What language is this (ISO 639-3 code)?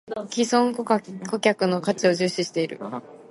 jpn